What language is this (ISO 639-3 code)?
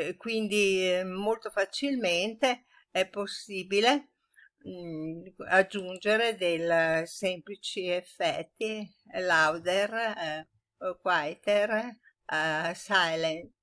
ita